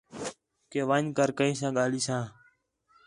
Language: Khetrani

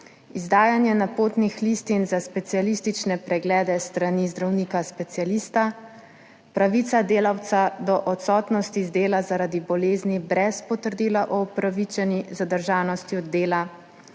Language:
Slovenian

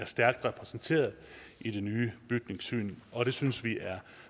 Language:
Danish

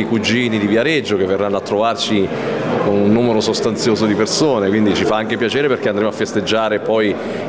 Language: Italian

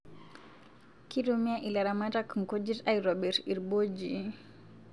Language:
Masai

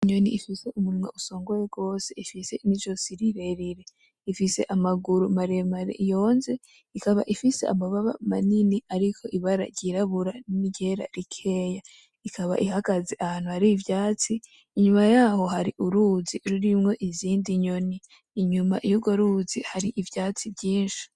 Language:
Rundi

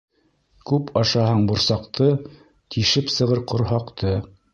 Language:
Bashkir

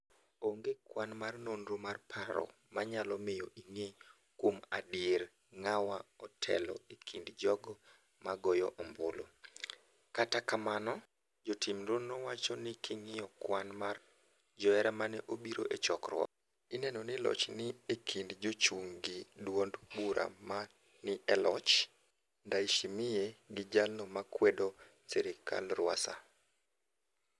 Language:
Luo (Kenya and Tanzania)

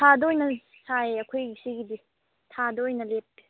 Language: Manipuri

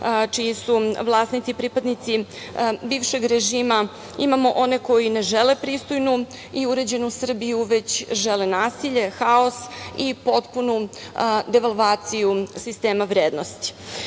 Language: Serbian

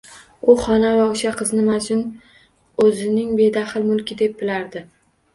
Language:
Uzbek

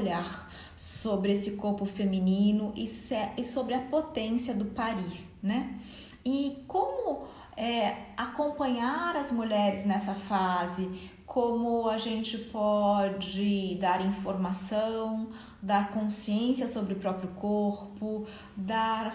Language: Portuguese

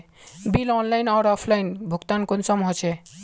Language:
Magahi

